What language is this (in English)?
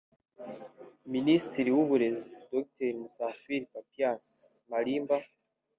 Kinyarwanda